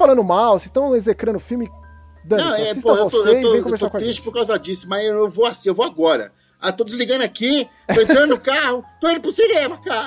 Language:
Portuguese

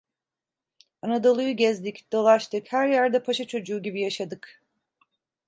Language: Turkish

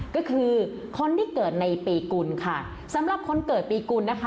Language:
Thai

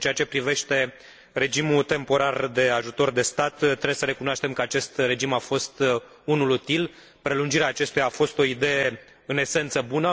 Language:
Romanian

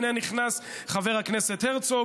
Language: Hebrew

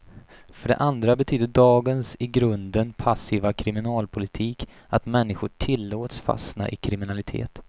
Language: Swedish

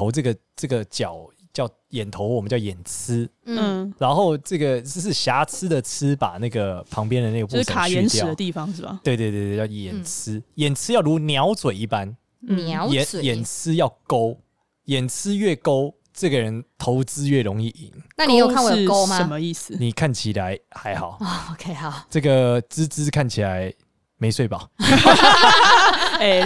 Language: Chinese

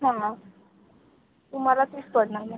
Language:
Marathi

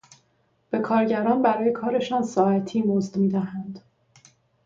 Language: Persian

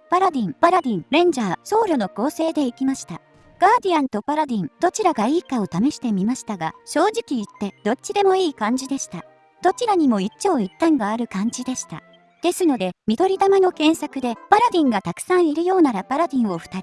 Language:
Japanese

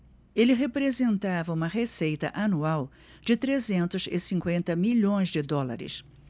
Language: Portuguese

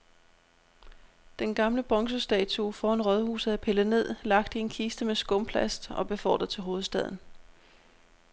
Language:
Danish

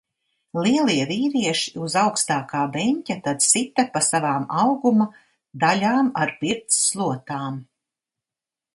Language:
Latvian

